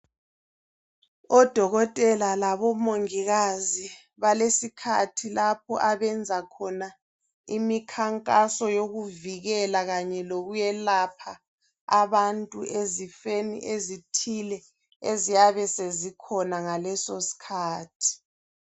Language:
North Ndebele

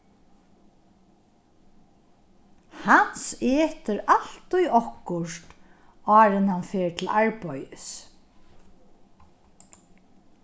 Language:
Faroese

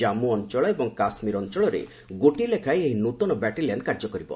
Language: Odia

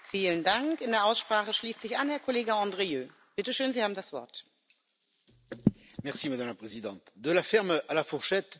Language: French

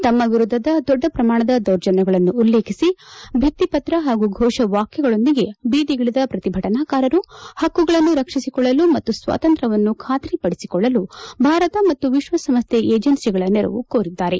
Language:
Kannada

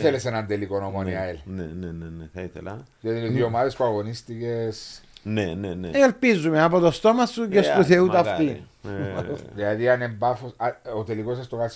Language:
Greek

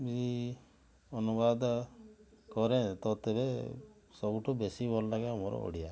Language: Odia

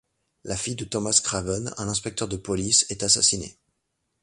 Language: French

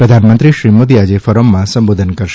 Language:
Gujarati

